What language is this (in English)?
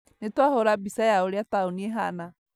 Kikuyu